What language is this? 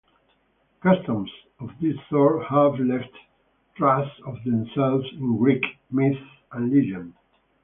English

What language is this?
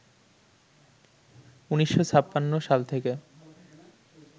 Bangla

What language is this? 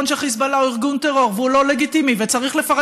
Hebrew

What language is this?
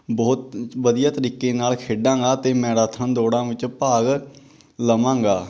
Punjabi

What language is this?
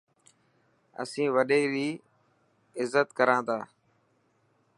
Dhatki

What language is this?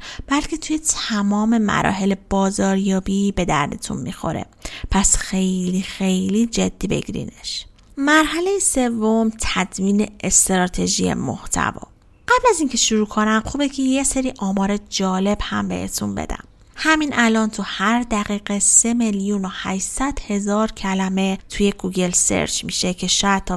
Persian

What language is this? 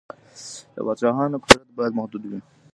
Pashto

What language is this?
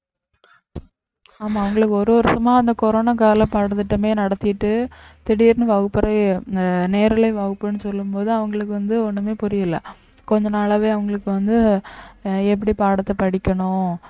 Tamil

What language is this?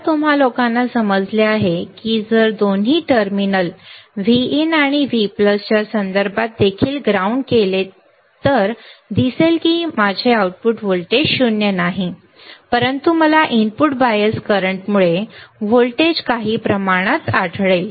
Marathi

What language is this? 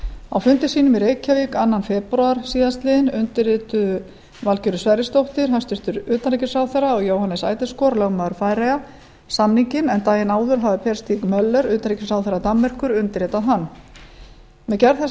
Icelandic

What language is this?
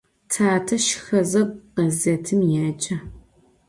Adyghe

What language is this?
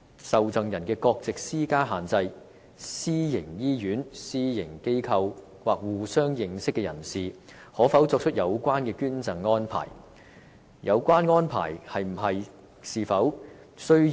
Cantonese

